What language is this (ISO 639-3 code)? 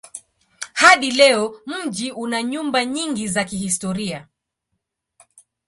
swa